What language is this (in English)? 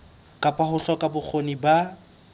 Southern Sotho